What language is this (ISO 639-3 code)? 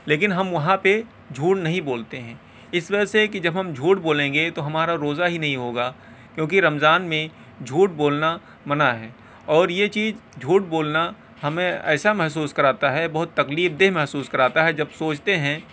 urd